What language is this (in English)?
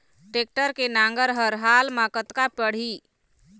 Chhattisgarhi